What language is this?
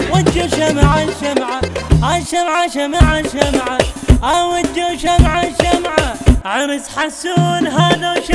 Arabic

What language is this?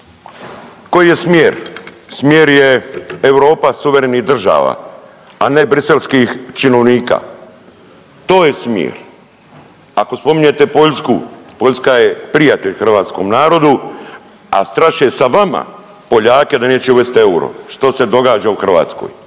Croatian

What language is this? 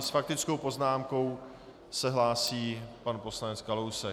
Czech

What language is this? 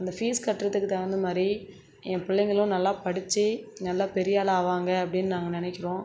Tamil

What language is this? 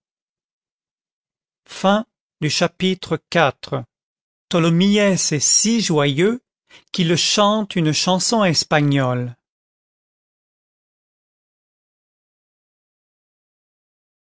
French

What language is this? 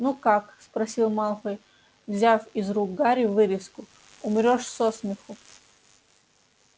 Russian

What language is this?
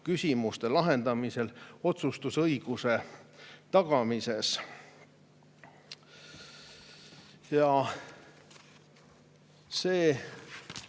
Estonian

